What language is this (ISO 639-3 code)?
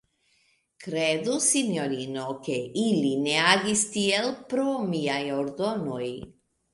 epo